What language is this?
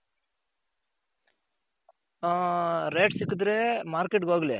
Kannada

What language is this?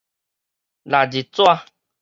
Min Nan Chinese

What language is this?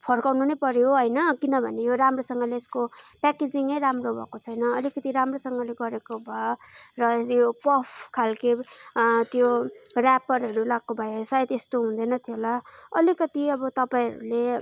Nepali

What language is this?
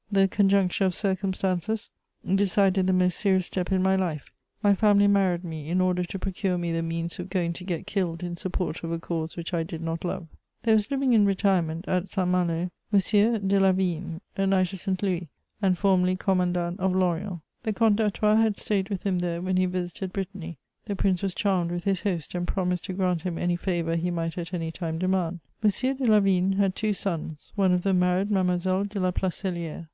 English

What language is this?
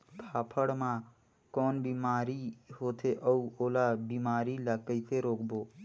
Chhattisgarhi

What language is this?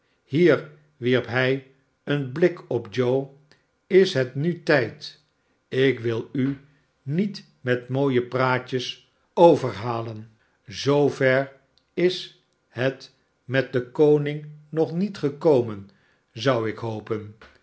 Dutch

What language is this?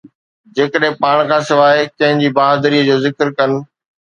Sindhi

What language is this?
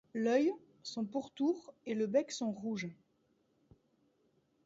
French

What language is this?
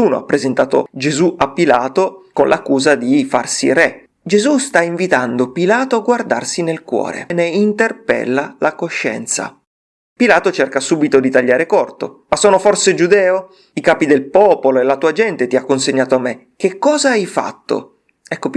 Italian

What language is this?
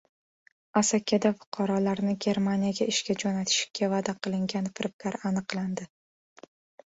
Uzbek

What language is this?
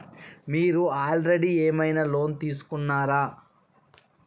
Telugu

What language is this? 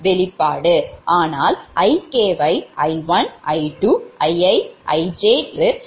Tamil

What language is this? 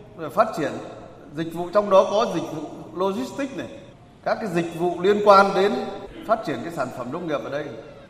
Vietnamese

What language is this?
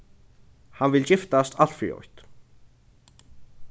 Faroese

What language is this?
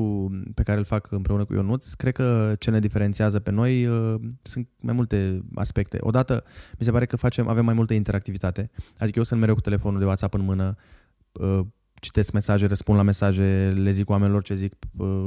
Romanian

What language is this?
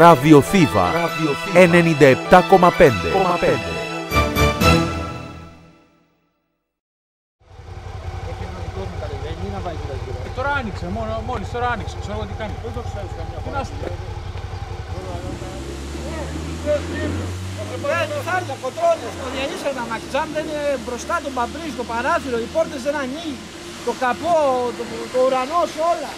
Greek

